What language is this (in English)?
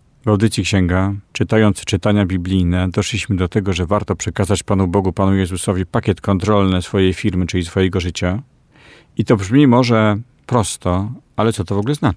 Polish